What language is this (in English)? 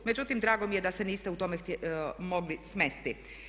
Croatian